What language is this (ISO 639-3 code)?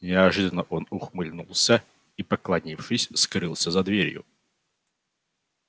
rus